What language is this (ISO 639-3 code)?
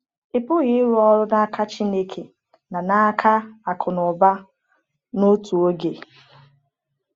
ibo